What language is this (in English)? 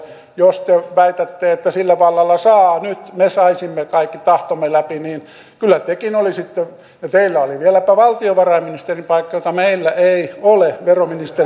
Finnish